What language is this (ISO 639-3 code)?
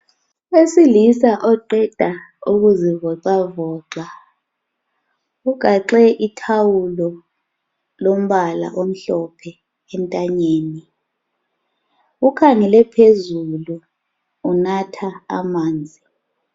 nde